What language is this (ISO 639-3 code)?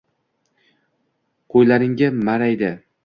uzb